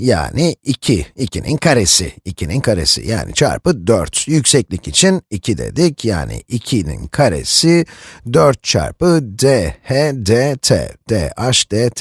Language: Turkish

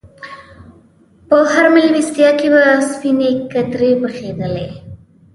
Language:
Pashto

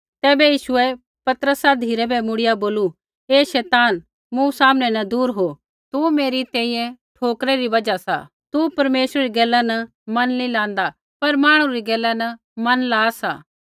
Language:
Kullu Pahari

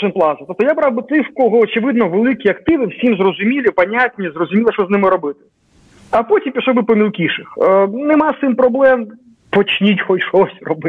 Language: Ukrainian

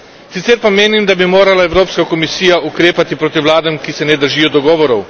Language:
Slovenian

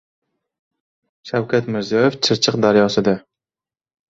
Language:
Uzbek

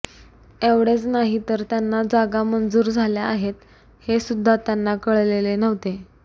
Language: Marathi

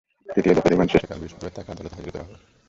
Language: Bangla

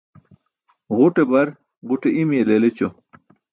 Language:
Burushaski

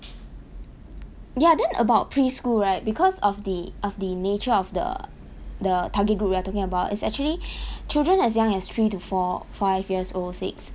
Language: English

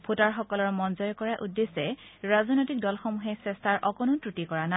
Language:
Assamese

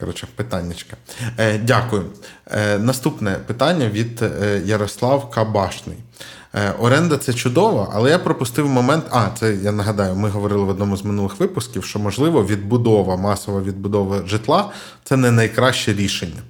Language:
Ukrainian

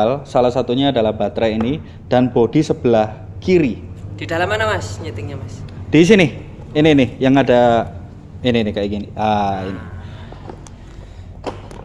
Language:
Indonesian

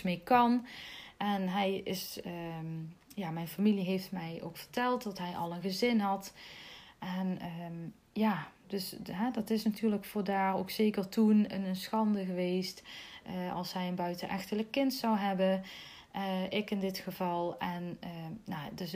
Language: Dutch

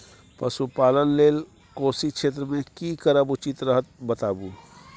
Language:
Maithili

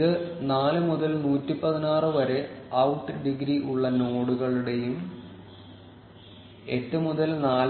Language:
Malayalam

